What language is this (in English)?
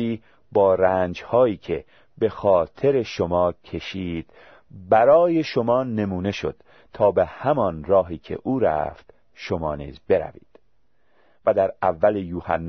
Persian